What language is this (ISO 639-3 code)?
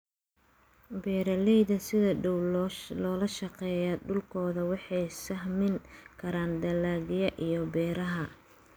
som